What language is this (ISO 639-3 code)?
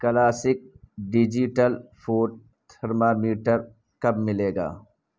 urd